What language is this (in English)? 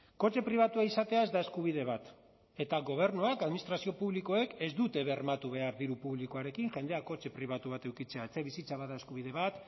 Basque